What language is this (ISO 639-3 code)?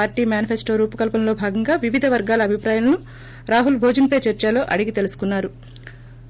tel